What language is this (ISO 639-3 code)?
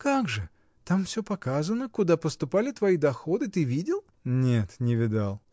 rus